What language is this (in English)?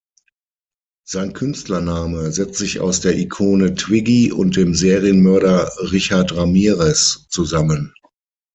German